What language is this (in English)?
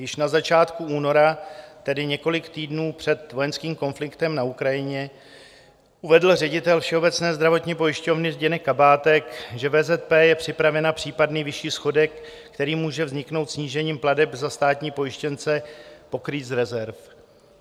Czech